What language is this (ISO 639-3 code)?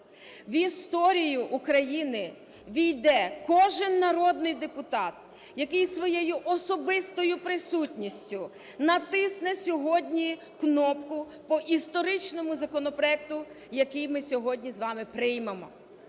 ukr